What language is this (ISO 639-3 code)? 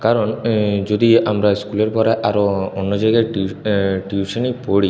ben